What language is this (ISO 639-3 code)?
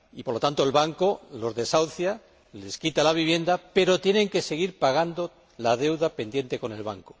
spa